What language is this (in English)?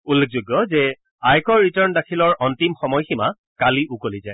Assamese